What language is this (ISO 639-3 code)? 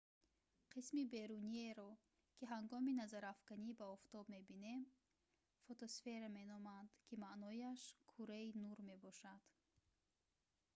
tgk